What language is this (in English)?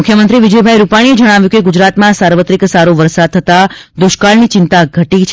Gujarati